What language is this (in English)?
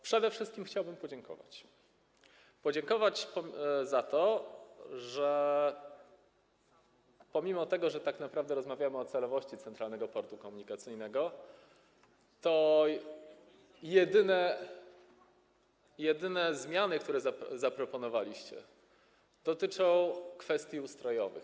Polish